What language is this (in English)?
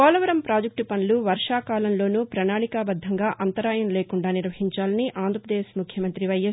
Telugu